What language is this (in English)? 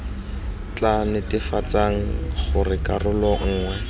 Tswana